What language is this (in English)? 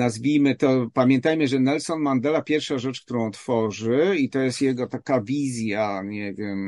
Polish